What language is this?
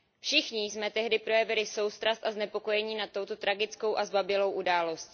Czech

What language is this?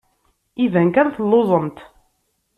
Kabyle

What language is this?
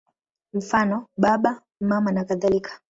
Swahili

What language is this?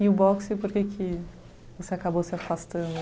Portuguese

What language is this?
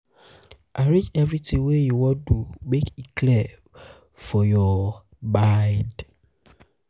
Nigerian Pidgin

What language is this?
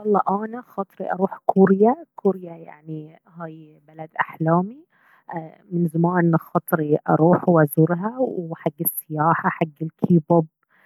Baharna Arabic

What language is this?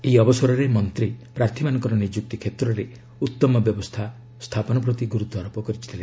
Odia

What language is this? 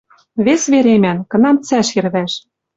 Western Mari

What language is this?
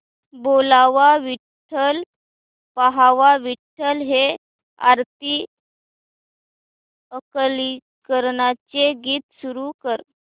Marathi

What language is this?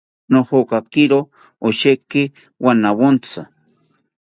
South Ucayali Ashéninka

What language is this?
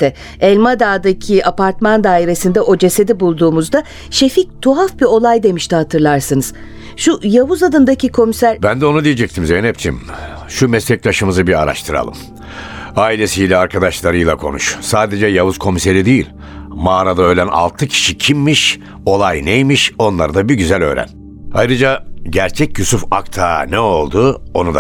Turkish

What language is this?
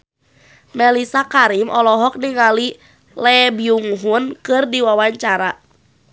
Sundanese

